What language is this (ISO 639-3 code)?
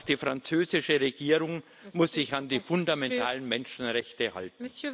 deu